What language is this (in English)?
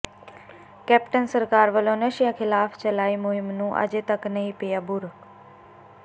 Punjabi